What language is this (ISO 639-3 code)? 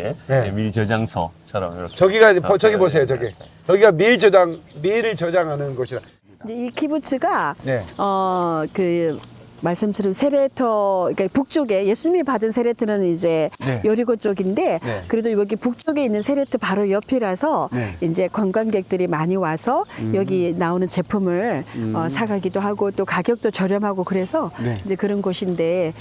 kor